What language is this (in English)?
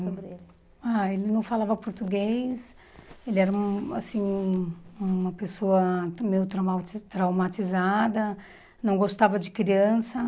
Portuguese